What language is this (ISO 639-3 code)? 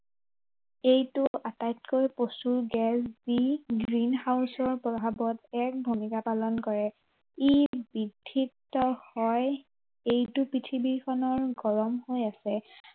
asm